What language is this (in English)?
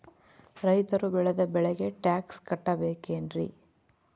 Kannada